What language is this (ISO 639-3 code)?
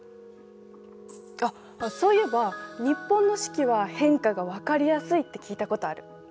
jpn